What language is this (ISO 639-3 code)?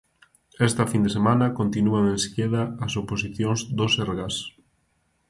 glg